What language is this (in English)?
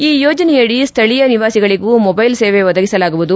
Kannada